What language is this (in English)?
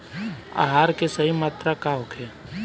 Bhojpuri